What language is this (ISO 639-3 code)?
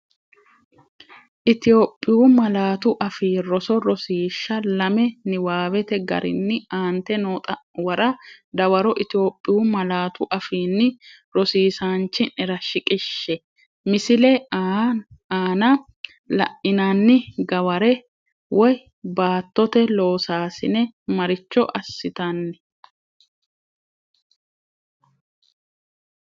sid